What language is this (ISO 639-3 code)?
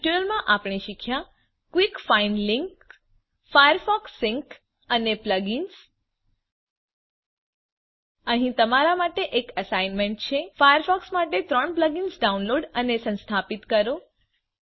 guj